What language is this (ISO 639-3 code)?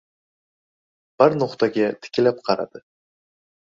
uzb